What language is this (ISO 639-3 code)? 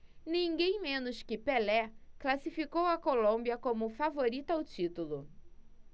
por